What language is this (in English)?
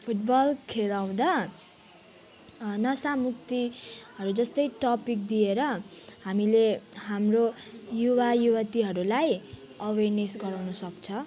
Nepali